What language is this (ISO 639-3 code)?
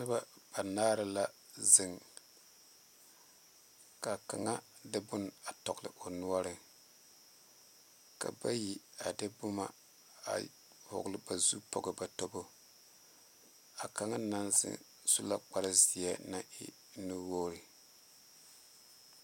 dga